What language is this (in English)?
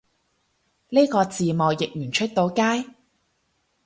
Cantonese